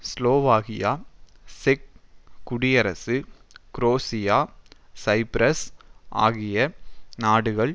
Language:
Tamil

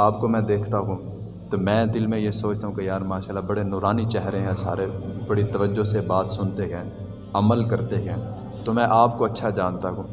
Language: Urdu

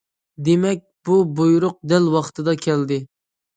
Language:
Uyghur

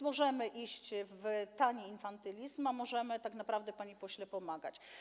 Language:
Polish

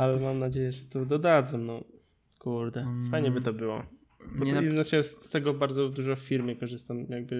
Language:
Polish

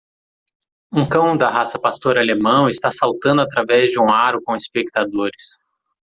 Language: Portuguese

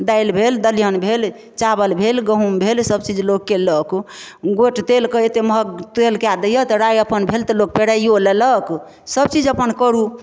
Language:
Maithili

